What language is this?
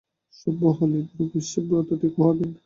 Bangla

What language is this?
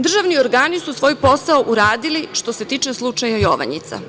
Serbian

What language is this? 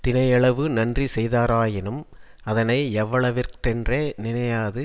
Tamil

